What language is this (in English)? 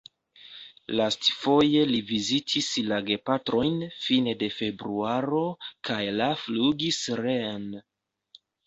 Esperanto